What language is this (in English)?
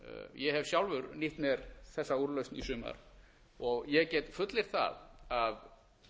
Icelandic